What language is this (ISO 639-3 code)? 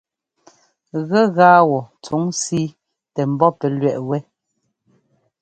jgo